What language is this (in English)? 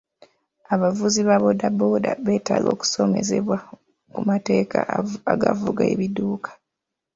Ganda